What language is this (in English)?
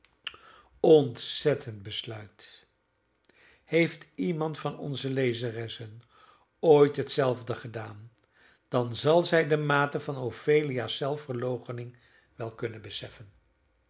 Dutch